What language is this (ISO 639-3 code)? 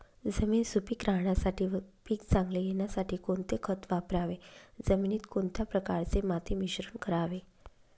mar